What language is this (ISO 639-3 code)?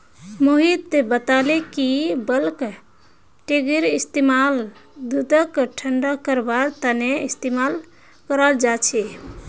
mag